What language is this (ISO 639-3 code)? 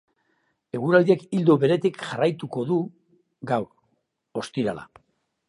eus